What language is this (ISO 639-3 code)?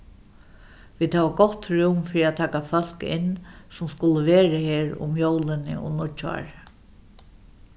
fao